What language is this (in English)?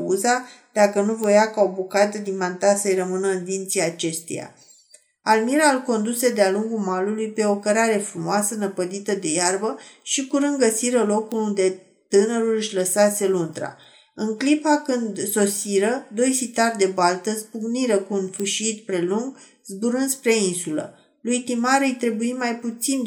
Romanian